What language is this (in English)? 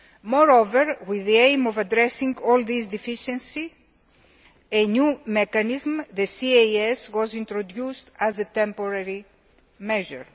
English